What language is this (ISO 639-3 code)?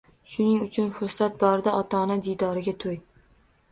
uzb